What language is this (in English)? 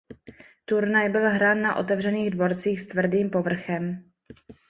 Czech